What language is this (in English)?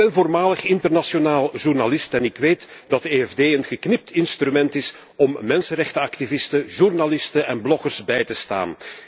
Dutch